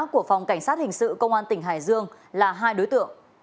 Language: Vietnamese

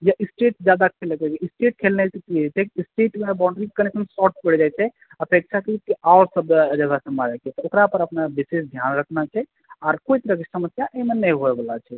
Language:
Maithili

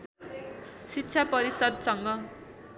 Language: Nepali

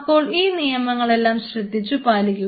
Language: Malayalam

